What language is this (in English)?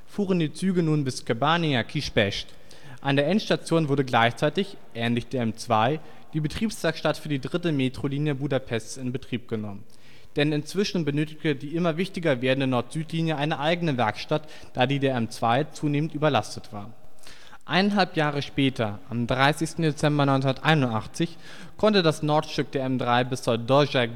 German